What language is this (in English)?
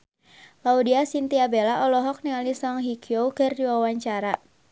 Sundanese